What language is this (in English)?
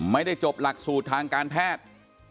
Thai